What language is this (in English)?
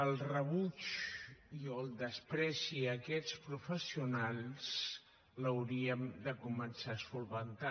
Catalan